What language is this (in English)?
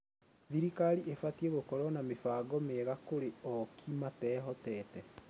Kikuyu